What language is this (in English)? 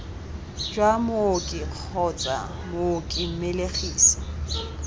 Tswana